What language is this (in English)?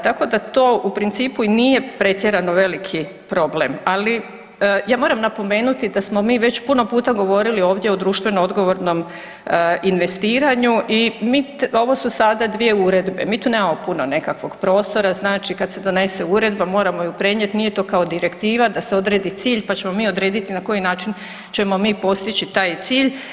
Croatian